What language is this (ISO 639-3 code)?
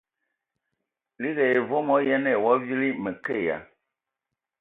ewo